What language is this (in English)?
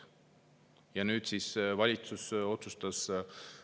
Estonian